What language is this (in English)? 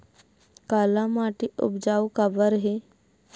Chhattisgarhi